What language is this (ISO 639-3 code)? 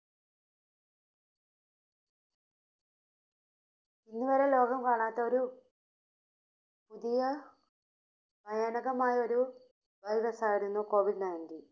mal